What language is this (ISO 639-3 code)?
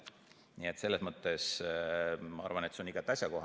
est